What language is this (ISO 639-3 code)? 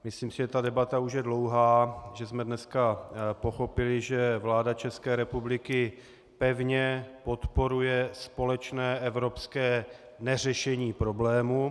ces